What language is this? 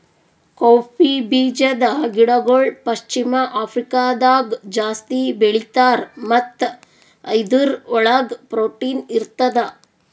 Kannada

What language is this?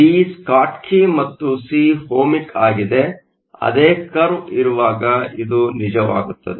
Kannada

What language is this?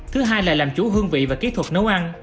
Vietnamese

